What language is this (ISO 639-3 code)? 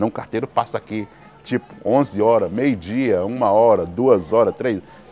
por